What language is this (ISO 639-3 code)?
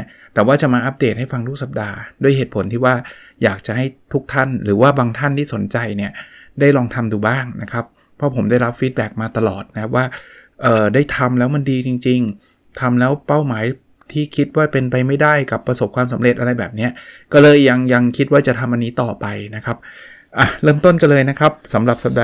tha